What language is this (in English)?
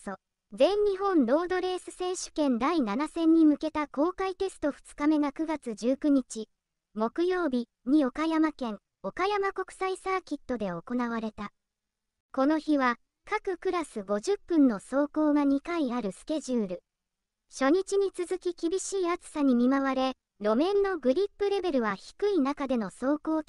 Japanese